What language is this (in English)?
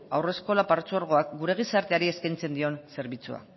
Basque